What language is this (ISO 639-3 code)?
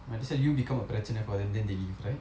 eng